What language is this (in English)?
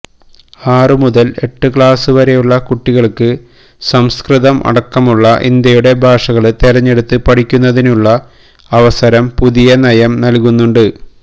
Malayalam